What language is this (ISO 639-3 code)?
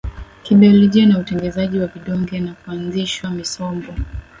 swa